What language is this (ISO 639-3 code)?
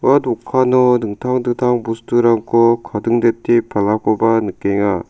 grt